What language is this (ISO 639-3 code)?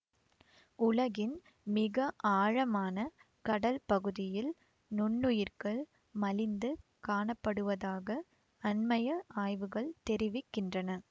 tam